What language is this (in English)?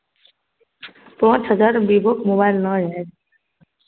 Maithili